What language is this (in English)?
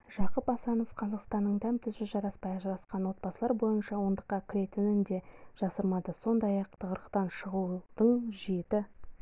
Kazakh